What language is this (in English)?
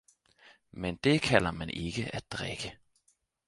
Danish